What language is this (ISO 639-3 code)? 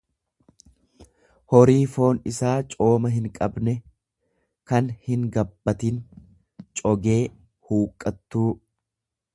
orm